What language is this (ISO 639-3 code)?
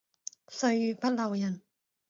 yue